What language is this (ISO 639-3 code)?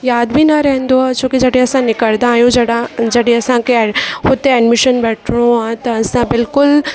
snd